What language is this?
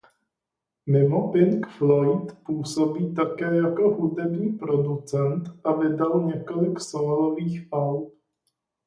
Czech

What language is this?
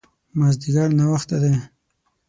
Pashto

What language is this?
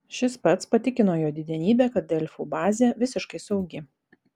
Lithuanian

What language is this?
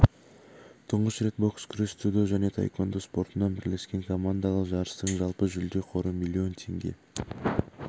Kazakh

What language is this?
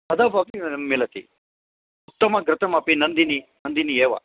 Sanskrit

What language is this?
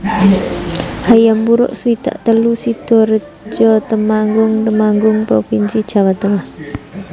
Javanese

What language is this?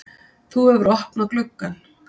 Icelandic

